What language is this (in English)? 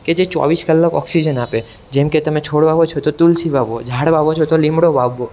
Gujarati